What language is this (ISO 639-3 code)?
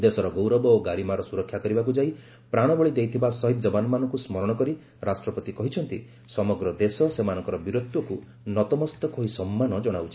ori